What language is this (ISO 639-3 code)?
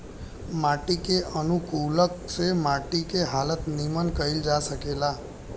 bho